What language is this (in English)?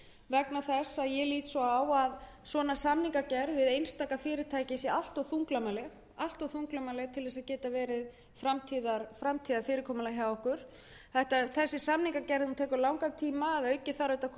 Icelandic